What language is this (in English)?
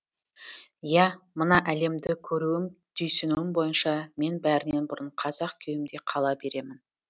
Kazakh